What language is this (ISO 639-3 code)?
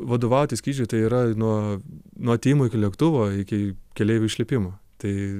lit